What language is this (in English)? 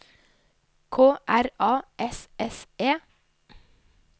Norwegian